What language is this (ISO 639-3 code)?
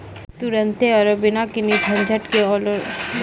mai